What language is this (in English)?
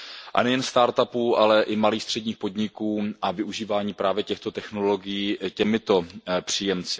Czech